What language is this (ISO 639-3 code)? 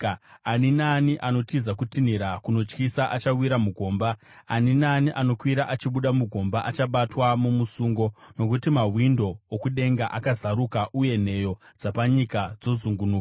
sna